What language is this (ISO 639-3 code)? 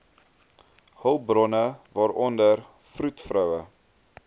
afr